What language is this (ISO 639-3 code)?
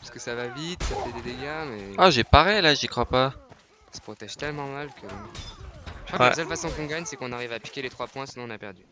fra